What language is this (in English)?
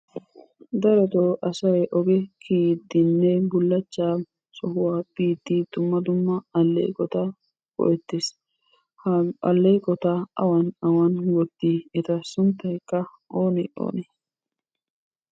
Wolaytta